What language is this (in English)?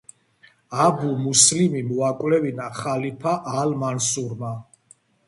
Georgian